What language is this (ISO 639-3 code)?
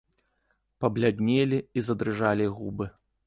bel